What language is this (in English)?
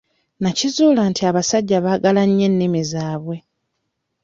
Ganda